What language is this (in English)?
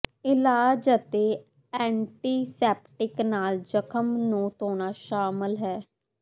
Punjabi